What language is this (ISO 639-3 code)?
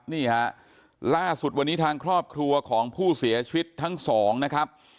tha